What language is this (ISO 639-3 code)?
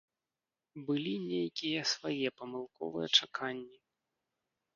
bel